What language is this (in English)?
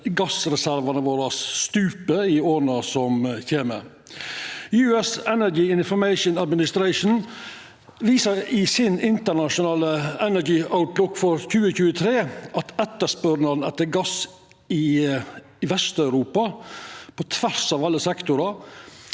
Norwegian